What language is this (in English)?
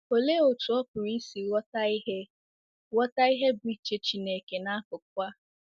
Igbo